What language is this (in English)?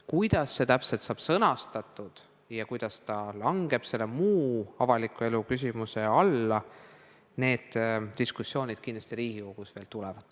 Estonian